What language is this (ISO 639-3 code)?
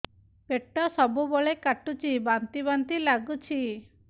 ori